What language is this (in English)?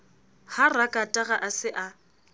Southern Sotho